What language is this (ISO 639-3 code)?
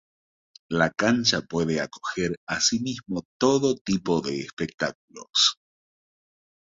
spa